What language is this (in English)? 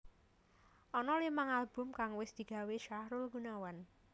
Javanese